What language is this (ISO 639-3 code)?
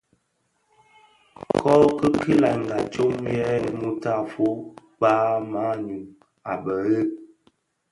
ksf